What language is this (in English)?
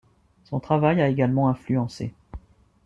French